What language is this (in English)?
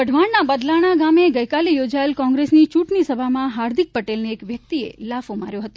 Gujarati